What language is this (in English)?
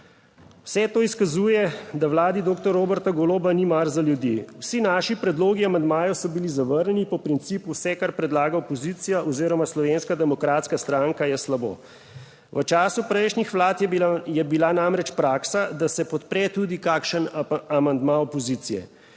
Slovenian